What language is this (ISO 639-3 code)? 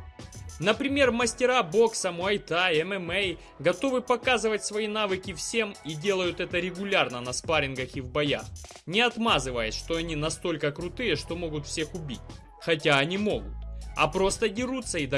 rus